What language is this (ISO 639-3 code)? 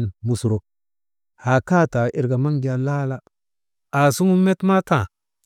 mde